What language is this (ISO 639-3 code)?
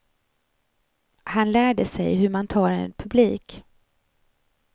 swe